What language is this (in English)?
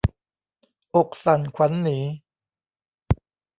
Thai